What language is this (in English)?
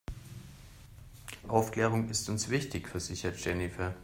German